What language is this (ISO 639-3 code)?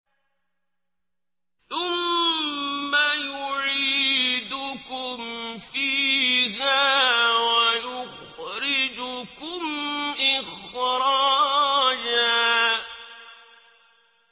ara